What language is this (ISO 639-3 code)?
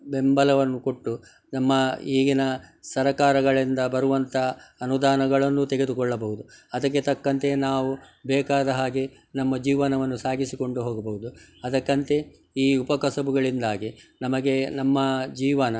kan